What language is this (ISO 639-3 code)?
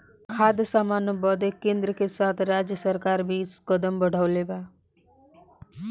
bho